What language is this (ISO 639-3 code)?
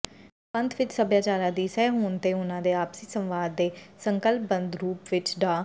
pan